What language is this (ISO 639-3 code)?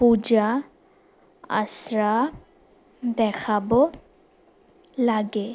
asm